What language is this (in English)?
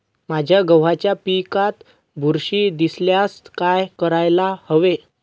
Marathi